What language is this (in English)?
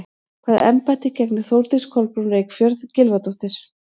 Icelandic